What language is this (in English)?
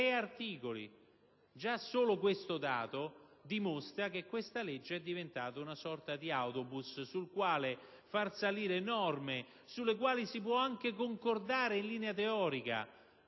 Italian